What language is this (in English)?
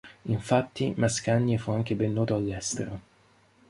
Italian